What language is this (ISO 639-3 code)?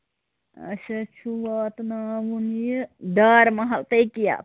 kas